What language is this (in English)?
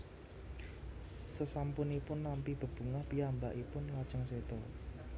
Javanese